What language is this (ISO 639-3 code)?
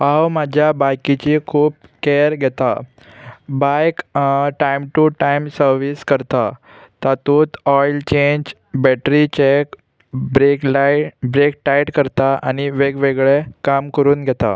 kok